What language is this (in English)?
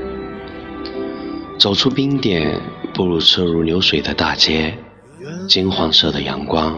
Chinese